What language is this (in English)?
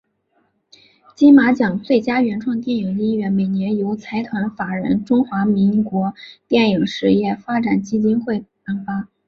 Chinese